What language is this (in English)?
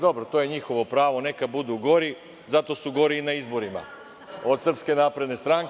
Serbian